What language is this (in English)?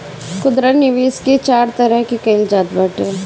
Bhojpuri